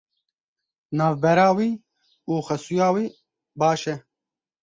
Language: Kurdish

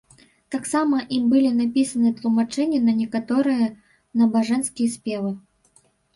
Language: Belarusian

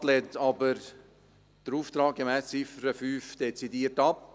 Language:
Swiss German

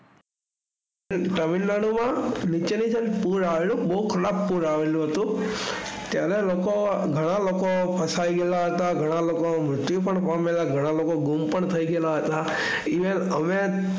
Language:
Gujarati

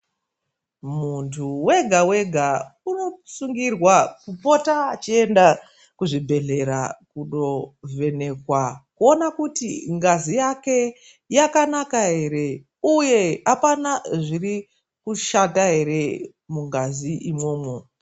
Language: Ndau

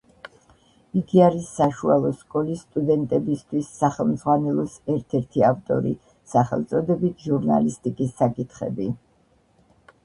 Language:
Georgian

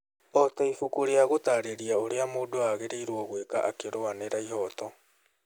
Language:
Kikuyu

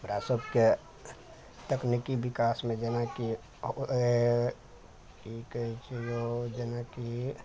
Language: Maithili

